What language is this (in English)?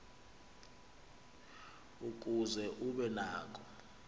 Xhosa